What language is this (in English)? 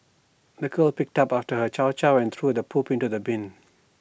English